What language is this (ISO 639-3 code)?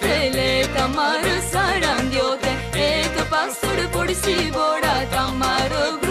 rus